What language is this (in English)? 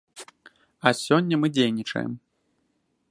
Belarusian